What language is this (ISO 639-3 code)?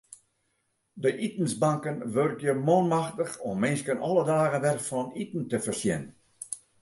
fry